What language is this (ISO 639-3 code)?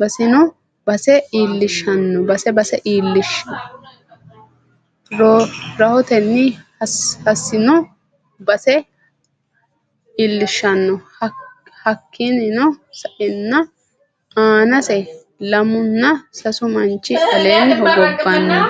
sid